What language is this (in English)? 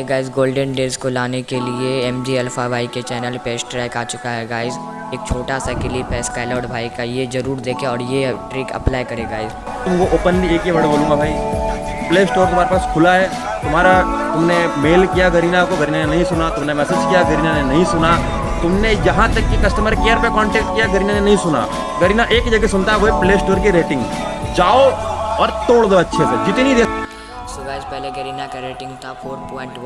Hindi